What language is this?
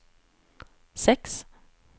Swedish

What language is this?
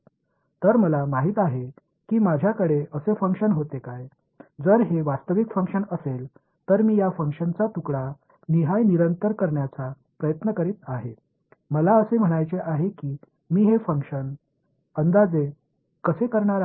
Marathi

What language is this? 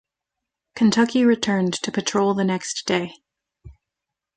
English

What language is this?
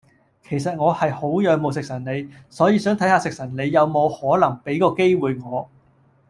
Cantonese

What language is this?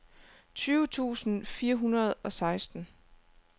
Danish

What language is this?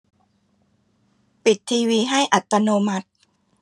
Thai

